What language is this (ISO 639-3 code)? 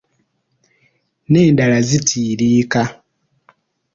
lug